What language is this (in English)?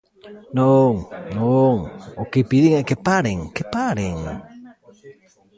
Galician